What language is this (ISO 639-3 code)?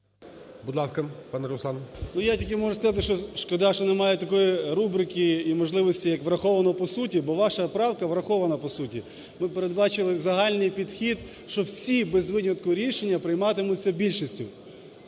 ukr